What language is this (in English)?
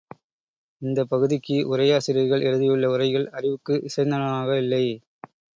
Tamil